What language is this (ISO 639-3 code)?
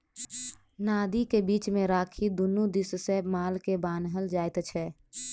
mai